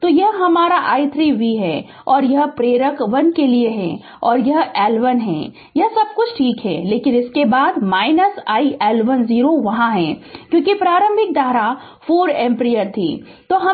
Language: Hindi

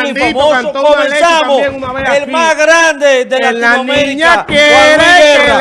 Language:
Spanish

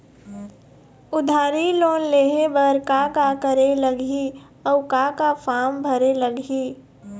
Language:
Chhattisgarhi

